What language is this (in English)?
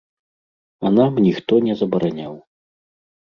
Belarusian